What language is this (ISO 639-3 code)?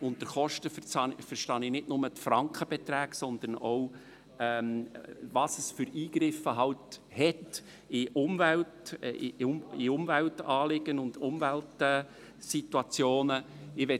gsw